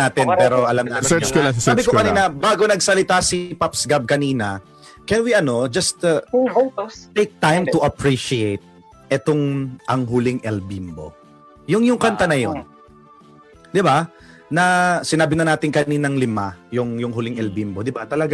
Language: Filipino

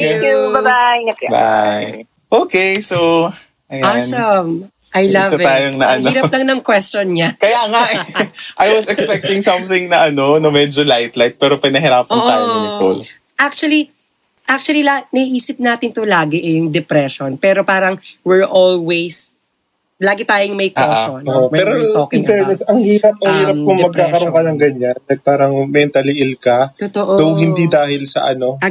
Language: Filipino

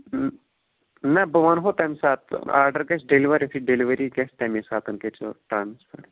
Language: Kashmiri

